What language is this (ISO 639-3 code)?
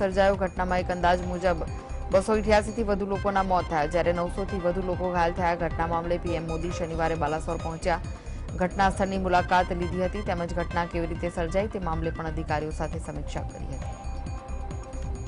hin